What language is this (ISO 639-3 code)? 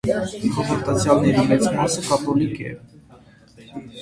hye